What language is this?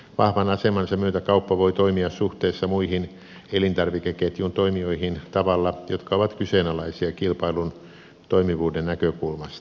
Finnish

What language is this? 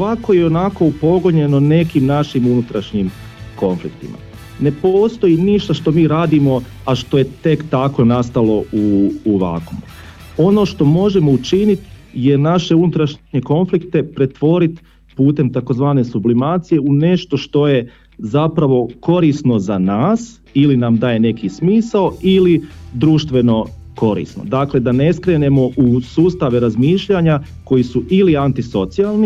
Croatian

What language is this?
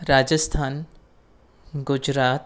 Gujarati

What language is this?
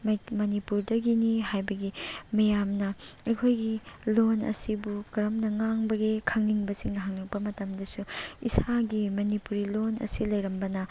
Manipuri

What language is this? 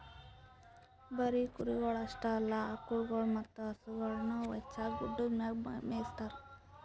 Kannada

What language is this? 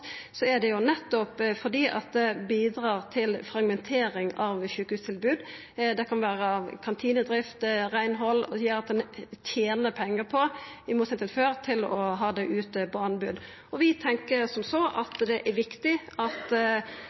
Norwegian Nynorsk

